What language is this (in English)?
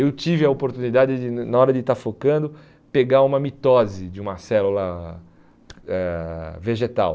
Portuguese